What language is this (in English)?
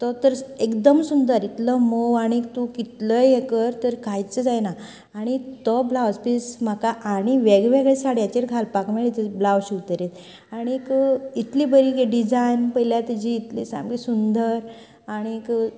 Konkani